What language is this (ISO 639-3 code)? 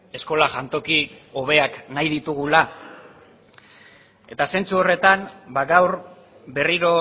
eus